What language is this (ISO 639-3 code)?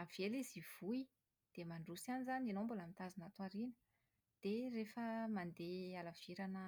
mlg